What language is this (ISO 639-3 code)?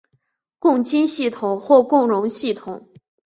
zho